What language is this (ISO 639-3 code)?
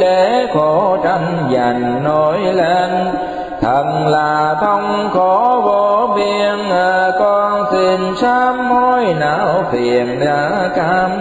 vie